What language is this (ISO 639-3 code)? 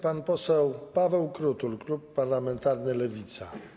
pol